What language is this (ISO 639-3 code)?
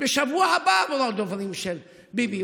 heb